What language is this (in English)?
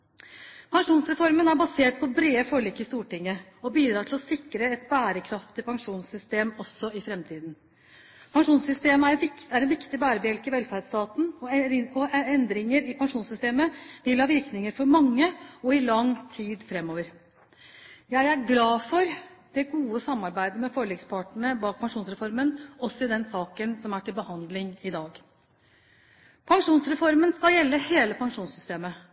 Norwegian Bokmål